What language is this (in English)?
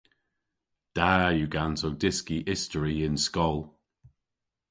Cornish